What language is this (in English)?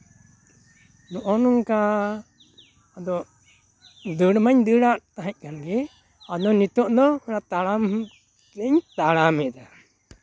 Santali